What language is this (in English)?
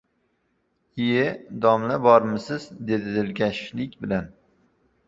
Uzbek